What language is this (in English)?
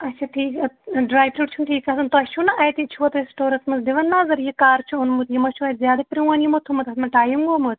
Kashmiri